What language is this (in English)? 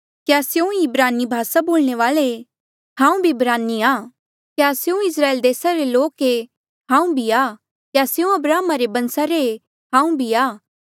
Mandeali